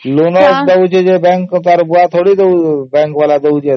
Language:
Odia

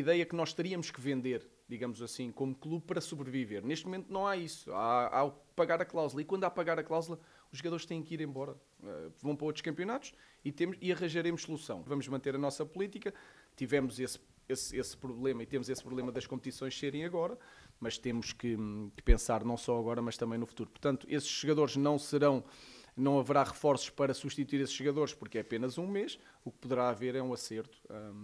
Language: Portuguese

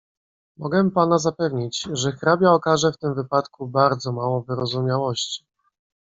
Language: Polish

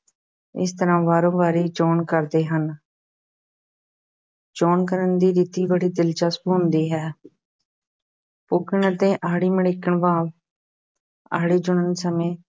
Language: Punjabi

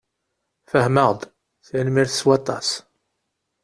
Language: Kabyle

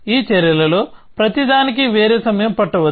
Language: Telugu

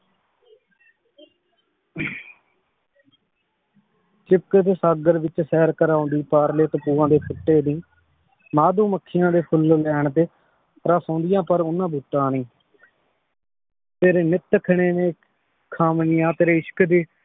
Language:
Punjabi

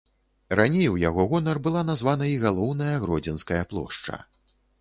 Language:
Belarusian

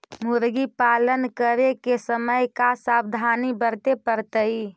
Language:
Magahi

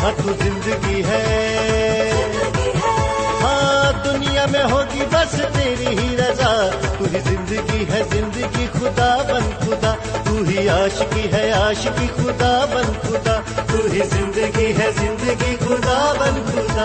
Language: Urdu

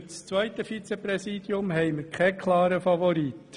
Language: Swiss German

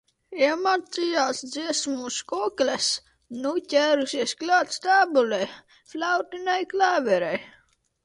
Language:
Latvian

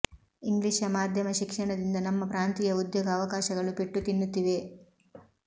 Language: Kannada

